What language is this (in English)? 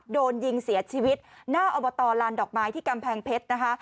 Thai